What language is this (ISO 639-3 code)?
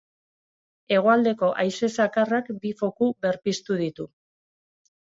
eus